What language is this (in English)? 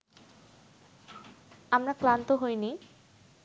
Bangla